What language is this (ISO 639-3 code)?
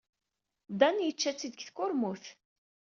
kab